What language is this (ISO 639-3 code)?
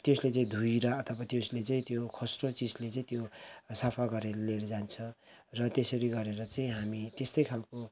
nep